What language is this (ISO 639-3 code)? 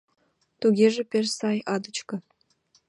chm